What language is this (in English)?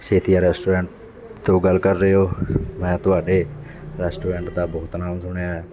Punjabi